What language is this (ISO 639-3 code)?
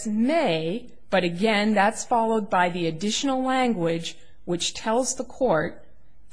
eng